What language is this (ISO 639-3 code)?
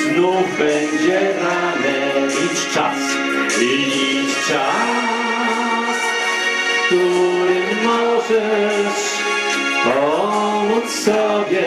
ron